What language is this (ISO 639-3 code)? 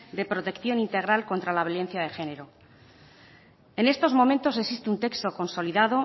spa